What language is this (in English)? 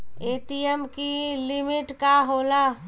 Bhojpuri